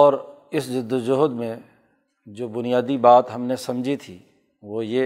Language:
Urdu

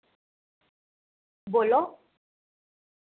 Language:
Dogri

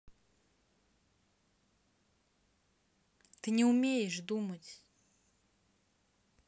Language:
Russian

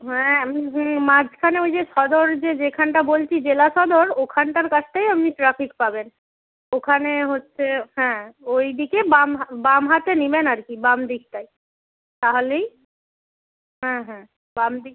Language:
Bangla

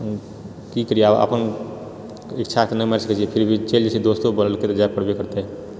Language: Maithili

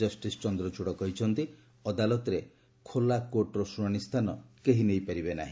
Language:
Odia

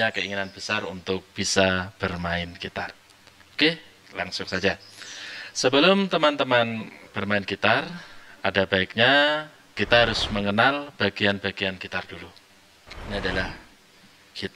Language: Indonesian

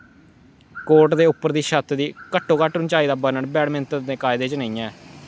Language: Dogri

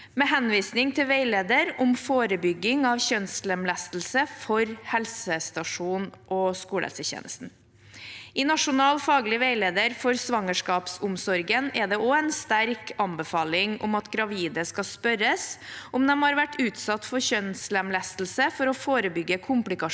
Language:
Norwegian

